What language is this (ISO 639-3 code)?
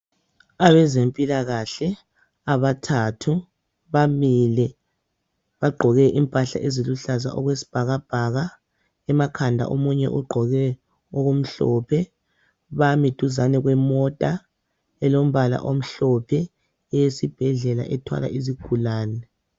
nde